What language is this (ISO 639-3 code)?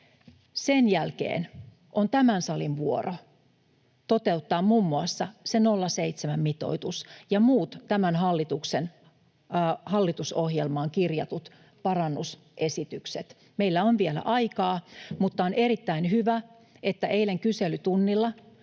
fin